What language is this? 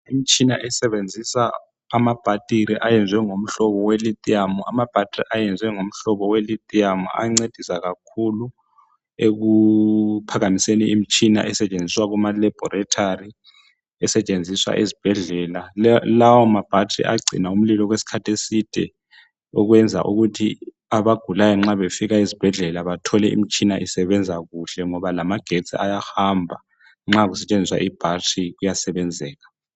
North Ndebele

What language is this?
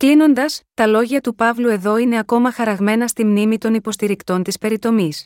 Greek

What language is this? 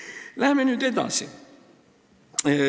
Estonian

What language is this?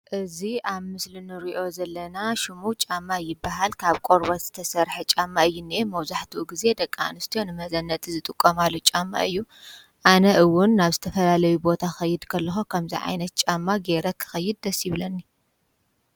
Tigrinya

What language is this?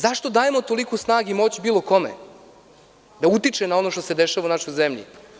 Serbian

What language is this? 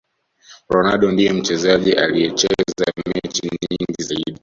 Swahili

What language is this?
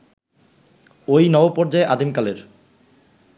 Bangla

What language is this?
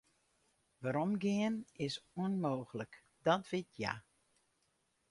Western Frisian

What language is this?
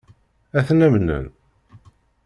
Kabyle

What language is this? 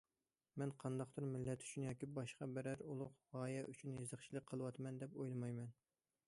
Uyghur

